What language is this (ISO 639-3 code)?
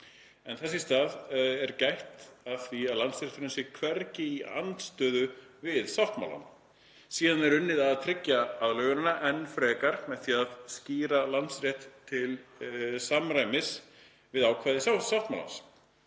isl